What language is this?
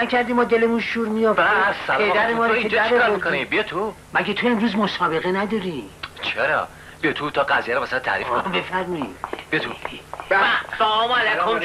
Persian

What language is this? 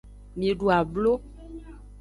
Aja (Benin)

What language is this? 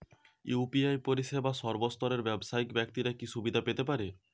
Bangla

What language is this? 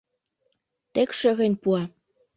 Mari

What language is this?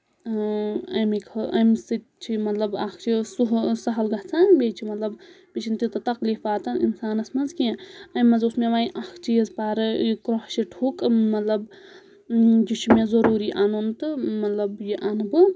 Kashmiri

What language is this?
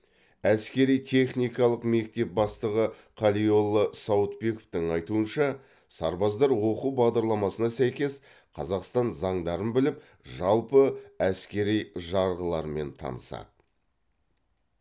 Kazakh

